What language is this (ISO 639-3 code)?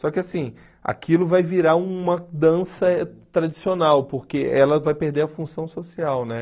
por